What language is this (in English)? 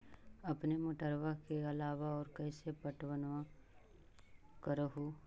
Magahi